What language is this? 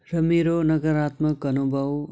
Nepali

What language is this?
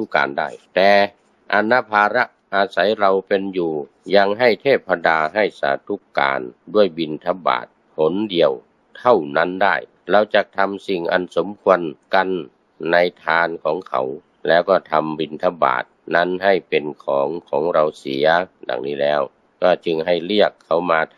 Thai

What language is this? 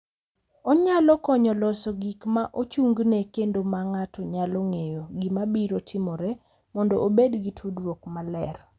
Luo (Kenya and Tanzania)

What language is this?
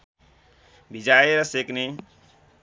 Nepali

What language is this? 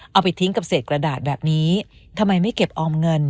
Thai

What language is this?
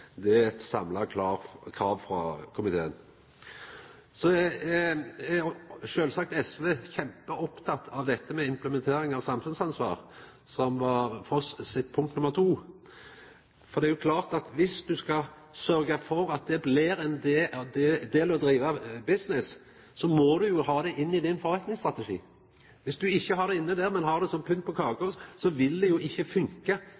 Norwegian Nynorsk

